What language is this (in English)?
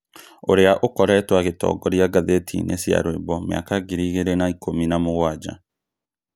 Kikuyu